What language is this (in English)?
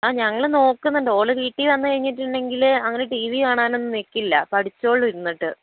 Malayalam